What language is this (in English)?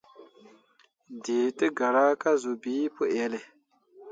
Mundang